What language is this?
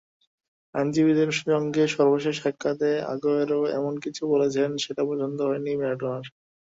Bangla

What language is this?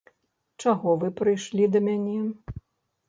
Belarusian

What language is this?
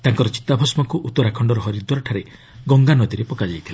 Odia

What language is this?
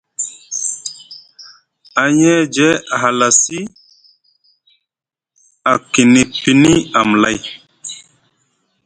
Musgu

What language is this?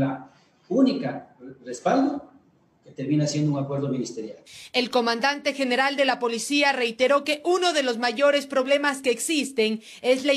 Spanish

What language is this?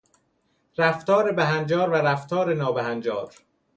Persian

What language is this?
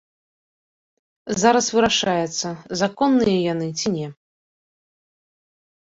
Belarusian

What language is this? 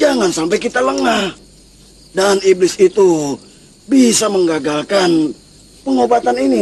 Indonesian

